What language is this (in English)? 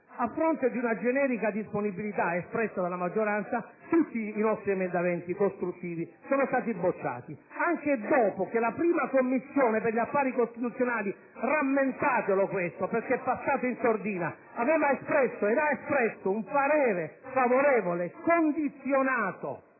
Italian